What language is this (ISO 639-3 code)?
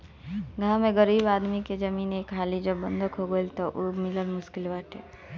bho